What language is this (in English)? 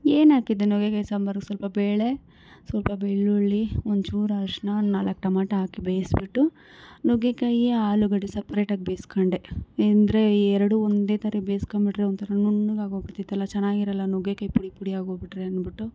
Kannada